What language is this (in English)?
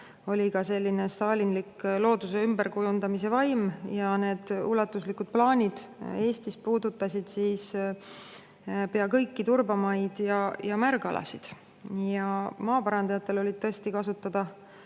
Estonian